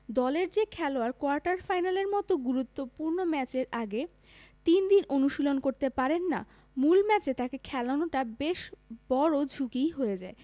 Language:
Bangla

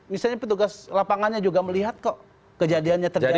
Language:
Indonesian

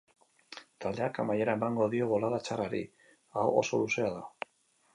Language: Basque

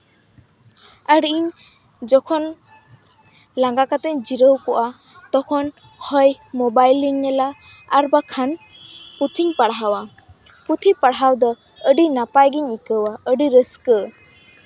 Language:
Santali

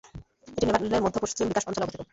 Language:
Bangla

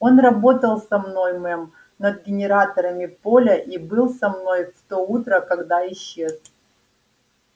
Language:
Russian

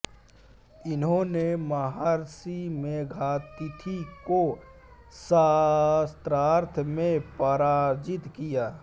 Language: Hindi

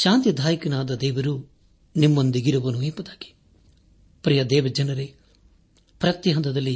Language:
Kannada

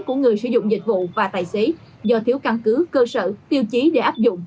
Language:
Vietnamese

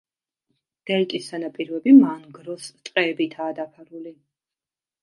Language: Georgian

